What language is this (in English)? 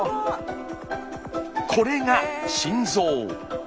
Japanese